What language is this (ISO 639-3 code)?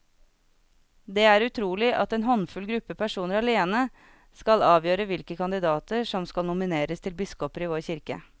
nor